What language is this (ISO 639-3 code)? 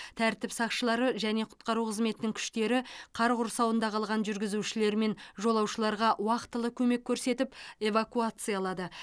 kaz